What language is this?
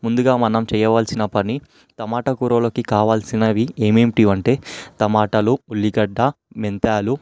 Telugu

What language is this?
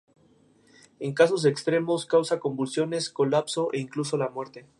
Spanish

